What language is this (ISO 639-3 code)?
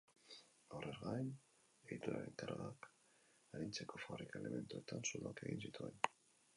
eus